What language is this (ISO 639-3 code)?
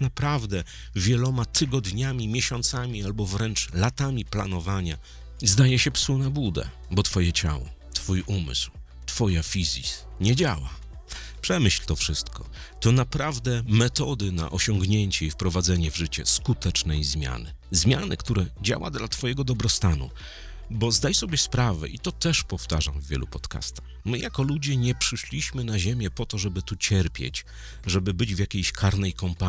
pol